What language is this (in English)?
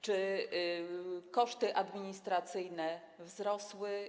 Polish